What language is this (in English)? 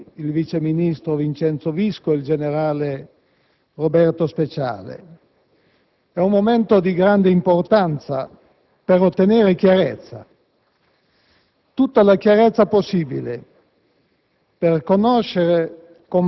Italian